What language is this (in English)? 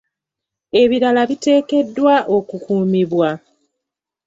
Ganda